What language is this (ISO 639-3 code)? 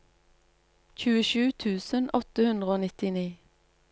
nor